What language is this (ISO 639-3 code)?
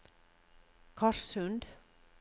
nor